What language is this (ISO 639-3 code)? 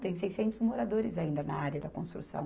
por